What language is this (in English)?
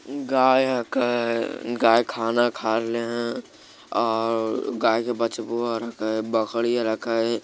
Magahi